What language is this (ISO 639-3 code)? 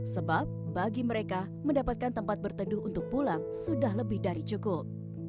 ind